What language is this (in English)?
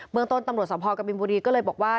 Thai